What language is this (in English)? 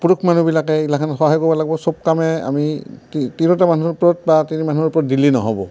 Assamese